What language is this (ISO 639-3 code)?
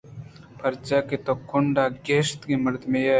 bgp